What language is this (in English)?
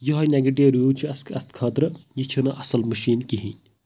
Kashmiri